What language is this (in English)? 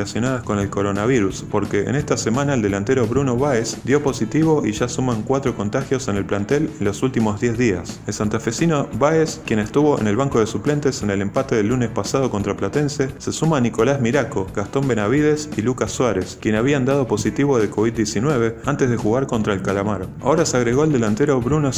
Spanish